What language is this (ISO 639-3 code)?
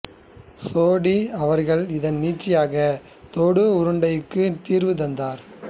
tam